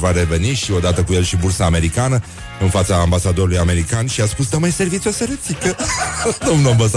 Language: Romanian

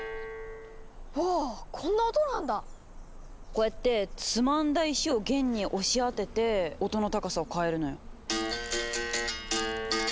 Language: Japanese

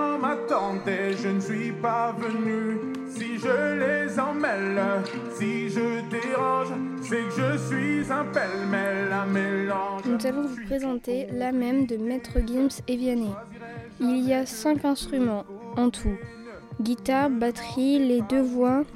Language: French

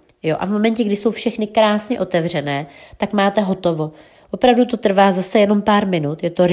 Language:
Czech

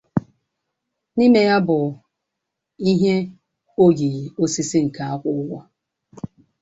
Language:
Igbo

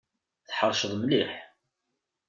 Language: Kabyle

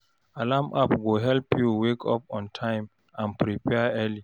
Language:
Nigerian Pidgin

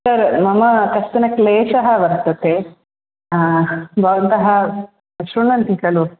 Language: Sanskrit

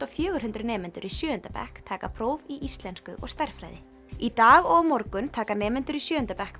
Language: Icelandic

